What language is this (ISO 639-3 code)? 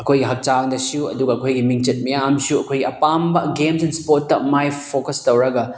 mni